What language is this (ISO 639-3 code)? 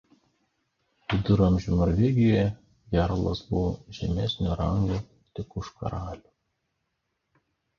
lit